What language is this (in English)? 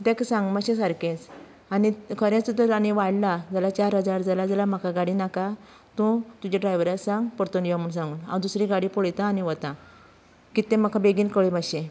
Konkani